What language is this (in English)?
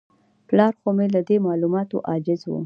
Pashto